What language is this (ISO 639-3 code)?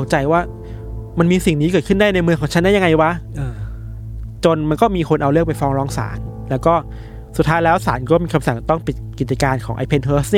tha